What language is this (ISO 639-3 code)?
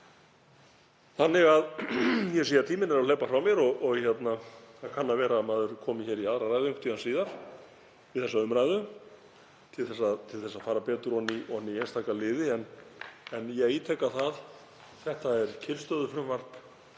isl